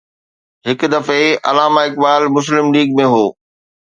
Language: Sindhi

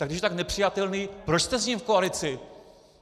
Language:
Czech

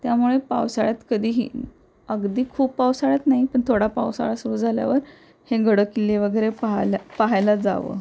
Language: Marathi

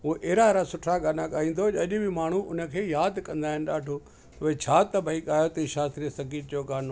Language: Sindhi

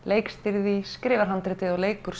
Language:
Icelandic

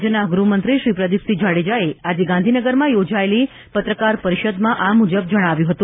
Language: Gujarati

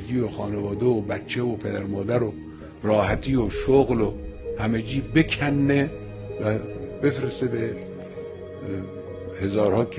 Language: Persian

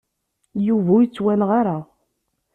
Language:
Kabyle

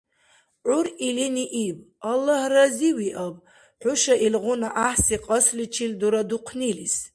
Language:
Dargwa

